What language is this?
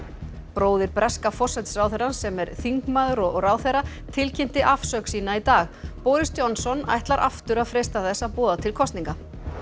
Icelandic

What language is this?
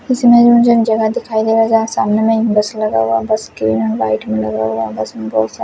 Hindi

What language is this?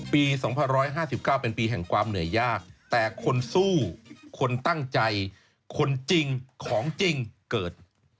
Thai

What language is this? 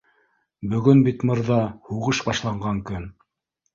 Bashkir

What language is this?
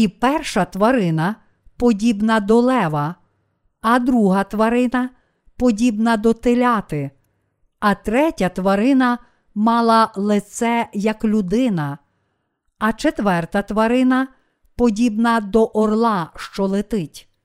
Ukrainian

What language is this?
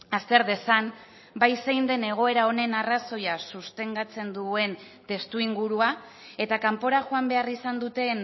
Basque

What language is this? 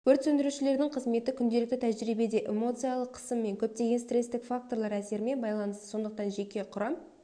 Kazakh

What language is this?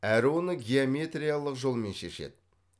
Kazakh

